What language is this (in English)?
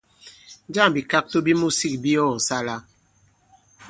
Bankon